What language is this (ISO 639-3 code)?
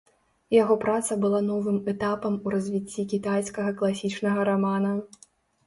bel